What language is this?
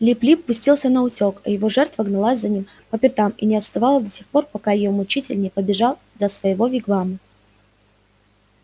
Russian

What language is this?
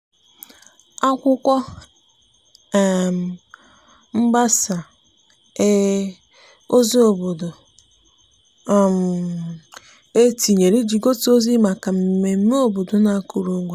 Igbo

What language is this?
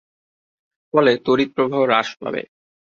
Bangla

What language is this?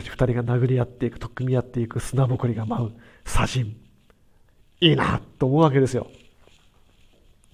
Japanese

